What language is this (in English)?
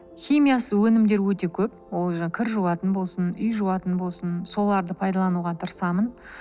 Kazakh